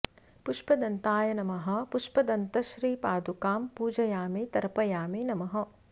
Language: Sanskrit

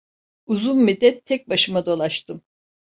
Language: Turkish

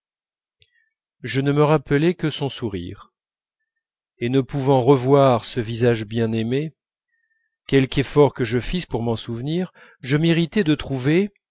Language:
French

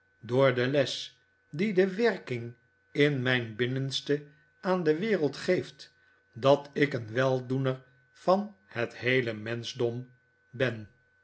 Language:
Dutch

